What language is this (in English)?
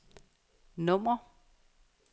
Danish